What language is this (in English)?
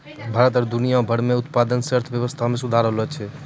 Maithili